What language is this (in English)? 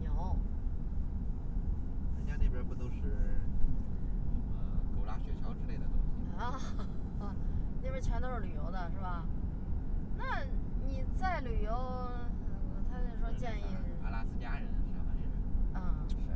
Chinese